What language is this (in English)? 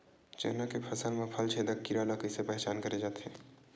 Chhattisgarhi